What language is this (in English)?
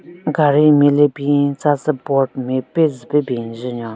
Southern Rengma Naga